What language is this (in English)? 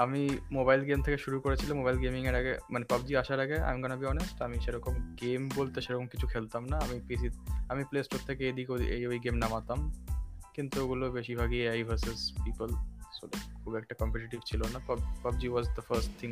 Bangla